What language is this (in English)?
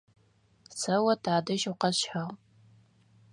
Adyghe